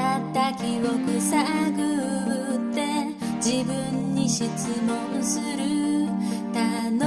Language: Japanese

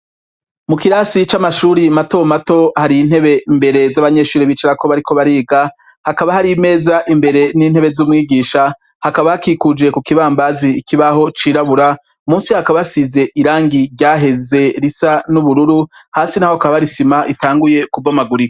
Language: Rundi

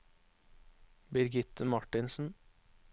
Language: Norwegian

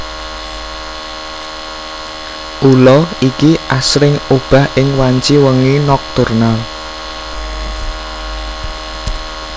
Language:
Javanese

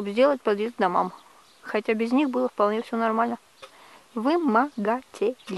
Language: Russian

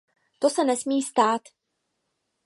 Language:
Czech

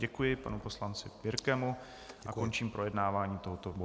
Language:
Czech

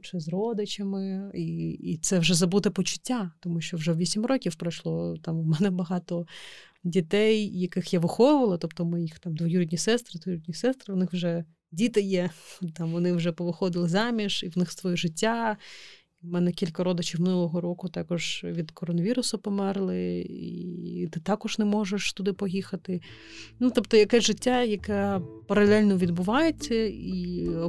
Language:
Ukrainian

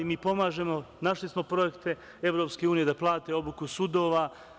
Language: Serbian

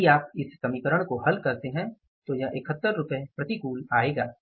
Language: Hindi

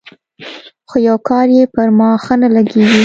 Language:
Pashto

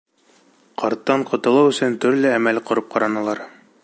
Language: Bashkir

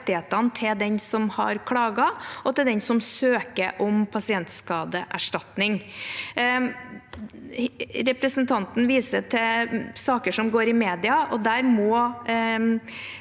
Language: Norwegian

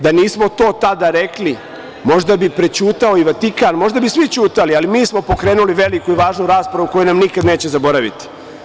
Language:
Serbian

